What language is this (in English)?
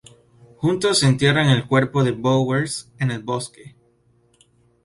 Spanish